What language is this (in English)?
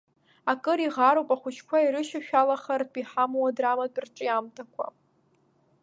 Abkhazian